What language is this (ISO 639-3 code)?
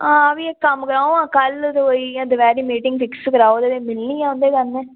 doi